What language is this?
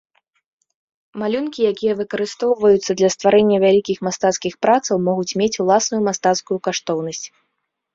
Belarusian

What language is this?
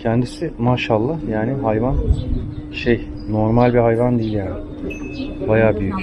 Turkish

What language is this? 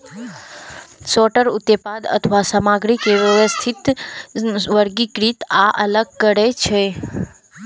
Maithili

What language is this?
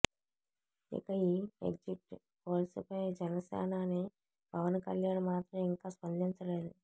Telugu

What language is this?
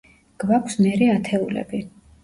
Georgian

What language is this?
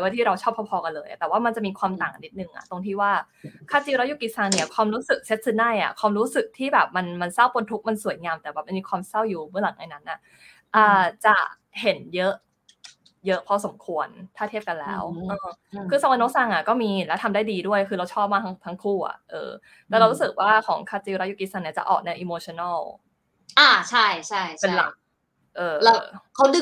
Thai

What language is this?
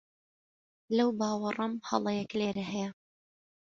Central Kurdish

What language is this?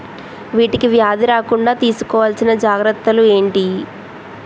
Telugu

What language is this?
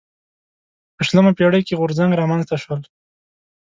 Pashto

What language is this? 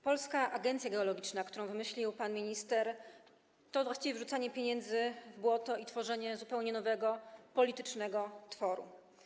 Polish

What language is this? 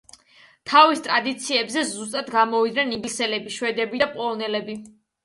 Georgian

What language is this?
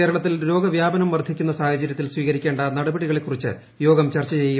Malayalam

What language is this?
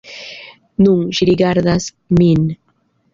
Esperanto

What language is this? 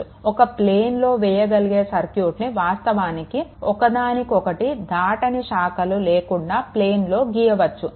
Telugu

